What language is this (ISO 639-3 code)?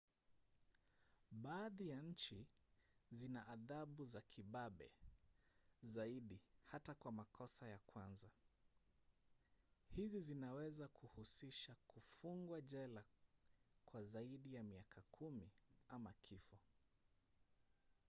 swa